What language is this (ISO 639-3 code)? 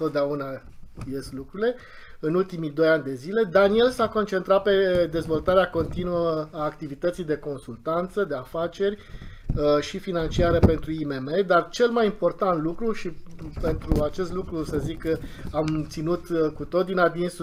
ron